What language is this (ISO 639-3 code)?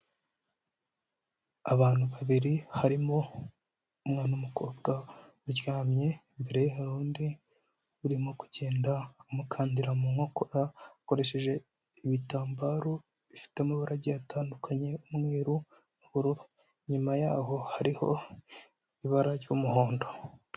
kin